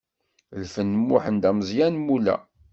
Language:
Kabyle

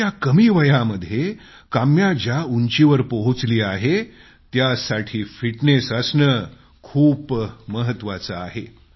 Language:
Marathi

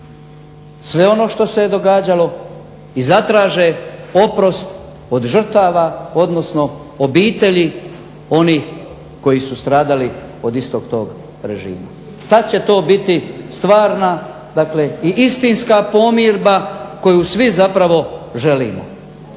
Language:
Croatian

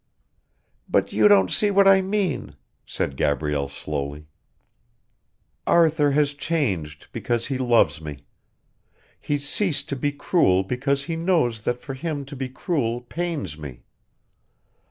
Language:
English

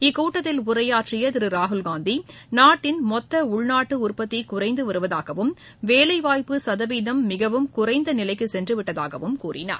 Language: Tamil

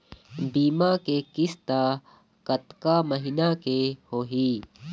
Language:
Chhattisgarhi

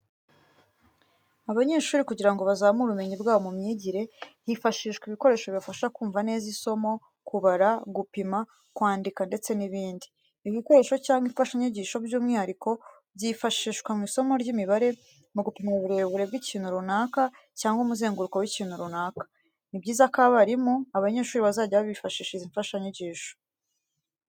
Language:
Kinyarwanda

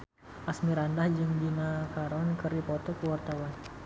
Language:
Sundanese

